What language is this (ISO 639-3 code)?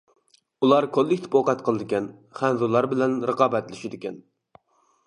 uig